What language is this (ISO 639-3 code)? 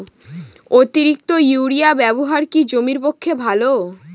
ben